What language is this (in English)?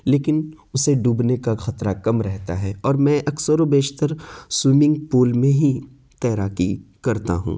Urdu